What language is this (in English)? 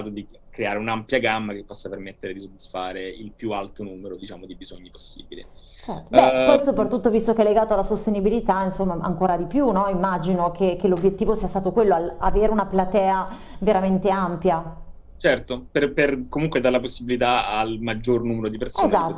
Italian